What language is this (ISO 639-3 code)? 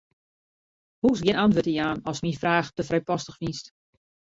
fry